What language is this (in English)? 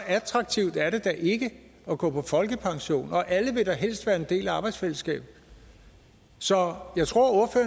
Danish